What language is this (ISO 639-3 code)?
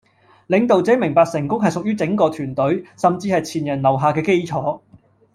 yue